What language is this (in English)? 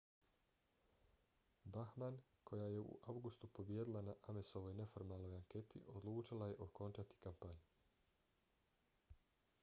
Bosnian